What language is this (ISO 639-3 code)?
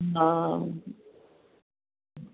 snd